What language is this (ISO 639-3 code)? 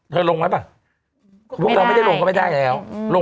tha